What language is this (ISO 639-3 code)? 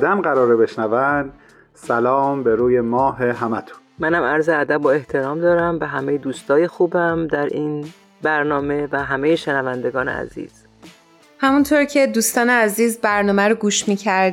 fas